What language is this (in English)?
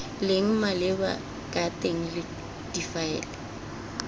Tswana